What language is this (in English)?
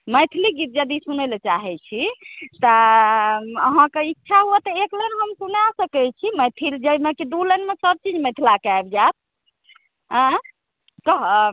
Maithili